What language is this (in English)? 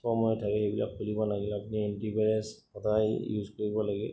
Assamese